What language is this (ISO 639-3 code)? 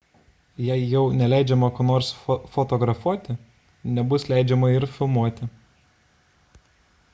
lit